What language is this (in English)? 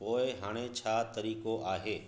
Sindhi